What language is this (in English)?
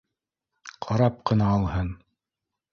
Bashkir